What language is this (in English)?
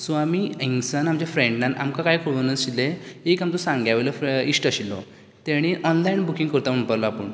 Konkani